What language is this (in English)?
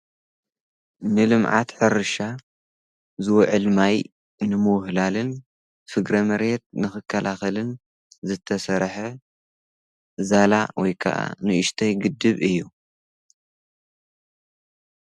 Tigrinya